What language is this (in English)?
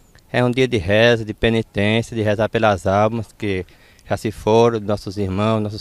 Portuguese